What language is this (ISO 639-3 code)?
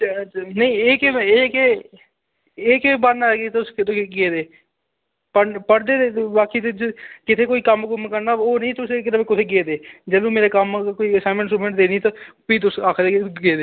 doi